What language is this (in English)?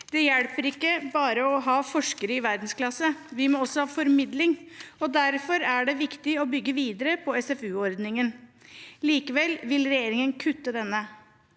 Norwegian